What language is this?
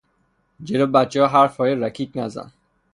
Persian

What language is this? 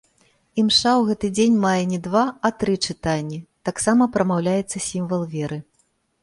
Belarusian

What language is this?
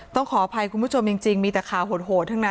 Thai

